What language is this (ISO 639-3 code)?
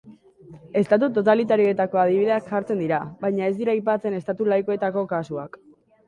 eus